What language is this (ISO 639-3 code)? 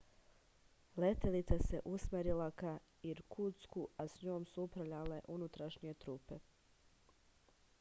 srp